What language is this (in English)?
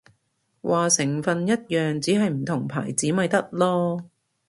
Cantonese